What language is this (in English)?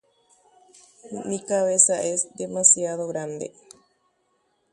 Guarani